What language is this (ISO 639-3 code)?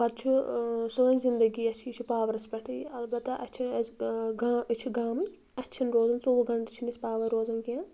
kas